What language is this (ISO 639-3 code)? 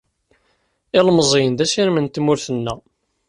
kab